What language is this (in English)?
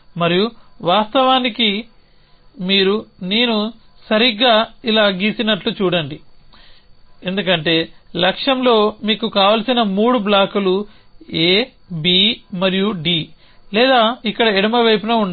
Telugu